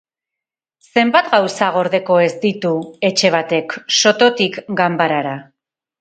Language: Basque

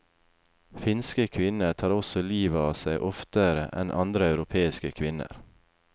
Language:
Norwegian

